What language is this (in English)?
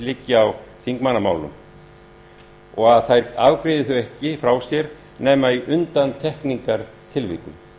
Icelandic